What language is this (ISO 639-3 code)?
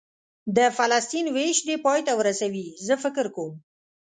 pus